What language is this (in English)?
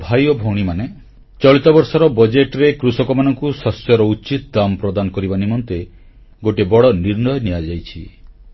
Odia